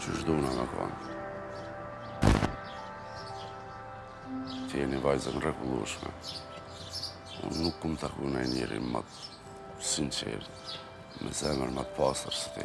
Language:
Romanian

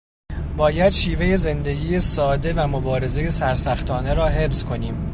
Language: Persian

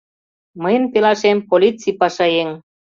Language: Mari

